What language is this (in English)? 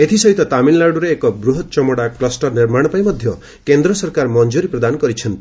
Odia